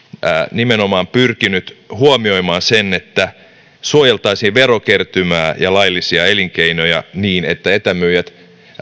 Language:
Finnish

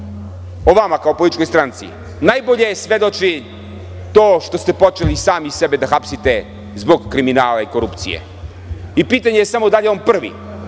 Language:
Serbian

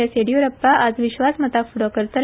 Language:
Konkani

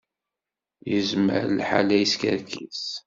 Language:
Kabyle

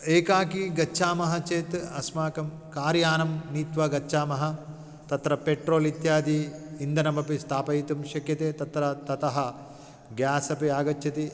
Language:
Sanskrit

